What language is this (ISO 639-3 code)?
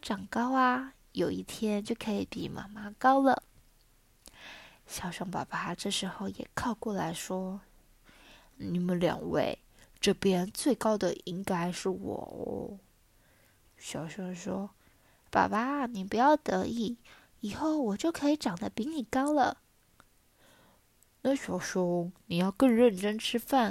zho